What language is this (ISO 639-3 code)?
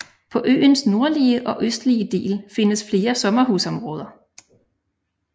dan